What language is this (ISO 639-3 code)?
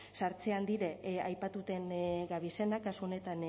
eus